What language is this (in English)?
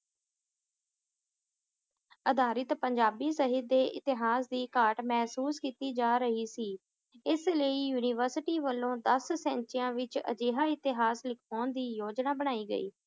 Punjabi